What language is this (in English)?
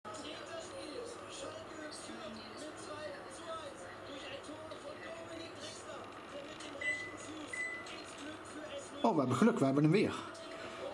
Dutch